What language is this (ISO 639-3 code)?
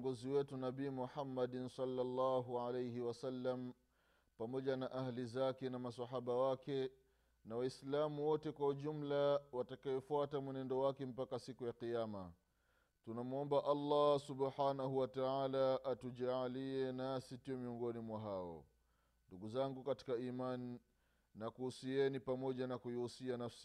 swa